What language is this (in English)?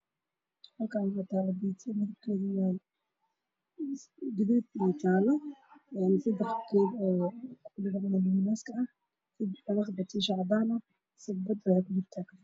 Somali